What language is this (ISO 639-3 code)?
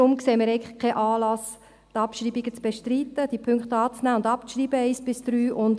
gsw